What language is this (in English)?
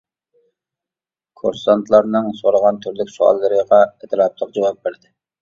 Uyghur